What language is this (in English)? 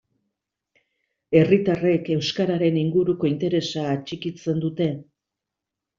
Basque